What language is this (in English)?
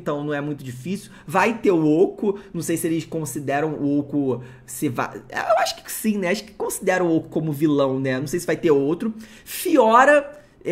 Portuguese